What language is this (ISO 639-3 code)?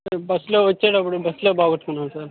tel